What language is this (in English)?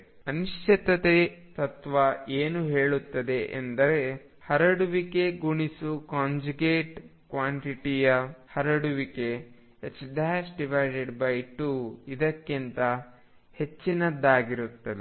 Kannada